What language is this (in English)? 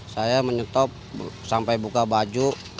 Indonesian